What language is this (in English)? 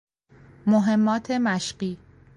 Persian